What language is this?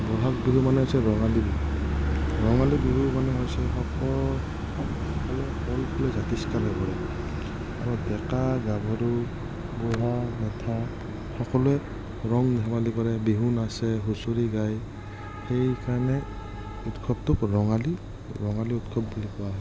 Assamese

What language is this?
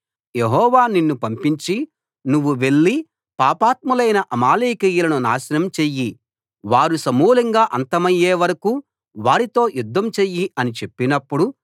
Telugu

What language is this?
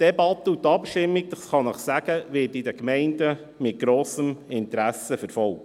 Swiss German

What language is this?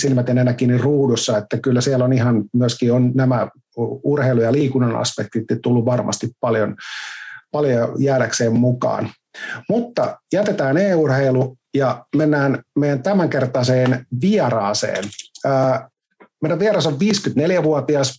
Finnish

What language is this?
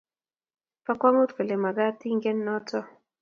Kalenjin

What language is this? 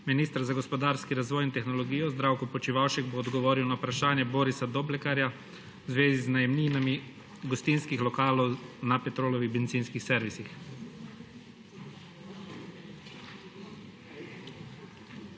Slovenian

